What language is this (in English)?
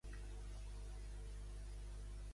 Catalan